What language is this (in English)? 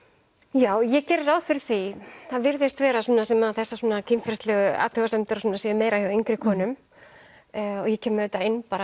Icelandic